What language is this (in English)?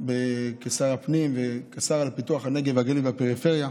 Hebrew